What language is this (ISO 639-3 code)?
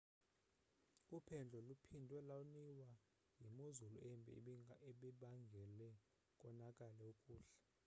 xho